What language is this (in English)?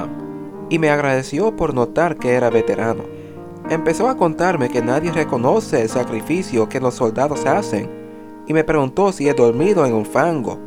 Spanish